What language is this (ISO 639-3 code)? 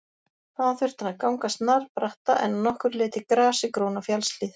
isl